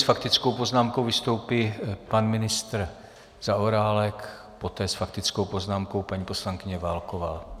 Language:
Czech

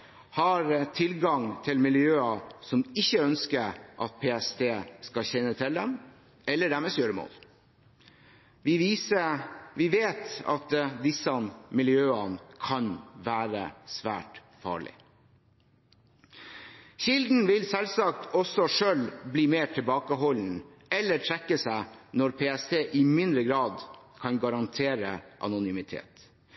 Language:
Norwegian Bokmål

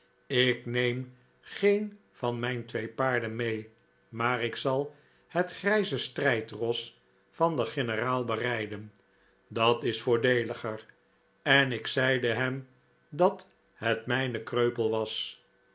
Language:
Dutch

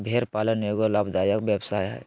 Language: Magahi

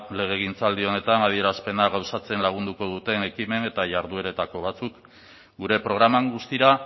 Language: Basque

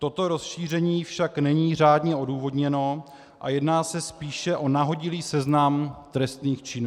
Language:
Czech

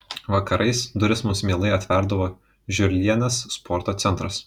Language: Lithuanian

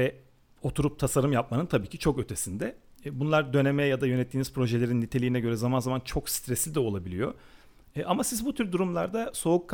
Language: Turkish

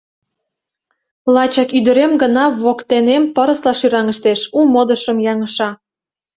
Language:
Mari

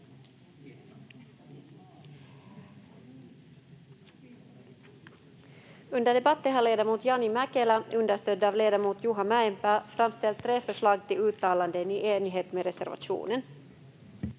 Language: Finnish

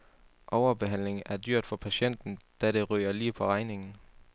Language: Danish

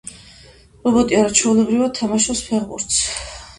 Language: Georgian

